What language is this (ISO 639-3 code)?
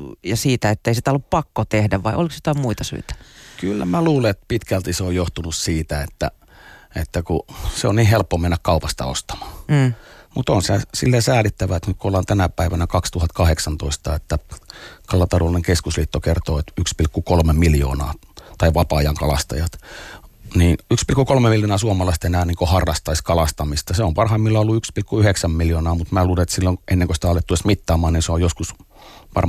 fin